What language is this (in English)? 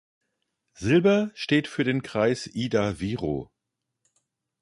German